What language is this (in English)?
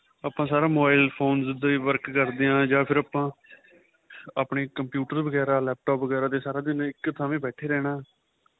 Punjabi